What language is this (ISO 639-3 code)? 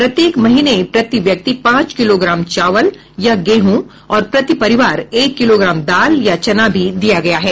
hin